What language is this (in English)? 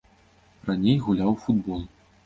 Belarusian